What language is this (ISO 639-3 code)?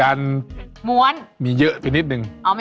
tha